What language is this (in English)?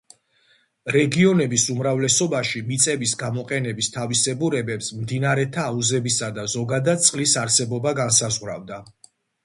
Georgian